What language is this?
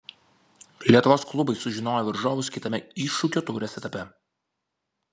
Lithuanian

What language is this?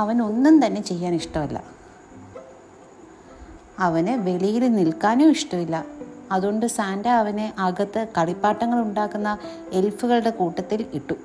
Malayalam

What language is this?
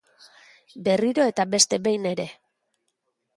Basque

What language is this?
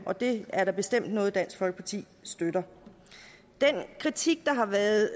Danish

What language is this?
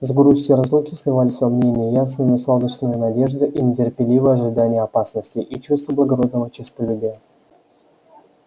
Russian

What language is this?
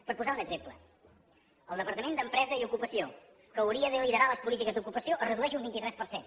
Catalan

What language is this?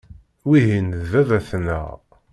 Kabyle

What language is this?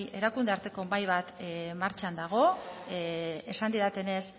Basque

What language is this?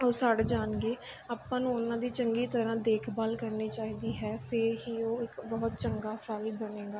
Punjabi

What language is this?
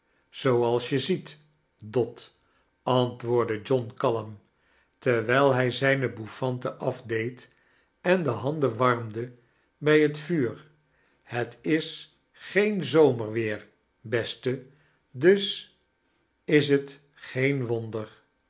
Dutch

